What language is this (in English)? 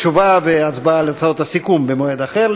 Hebrew